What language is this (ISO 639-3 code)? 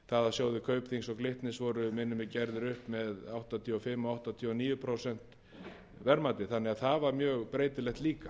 isl